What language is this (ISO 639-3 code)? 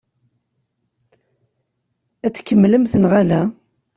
kab